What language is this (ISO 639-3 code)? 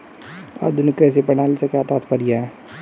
hin